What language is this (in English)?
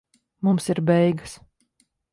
Latvian